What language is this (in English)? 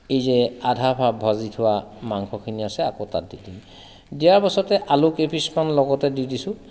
Assamese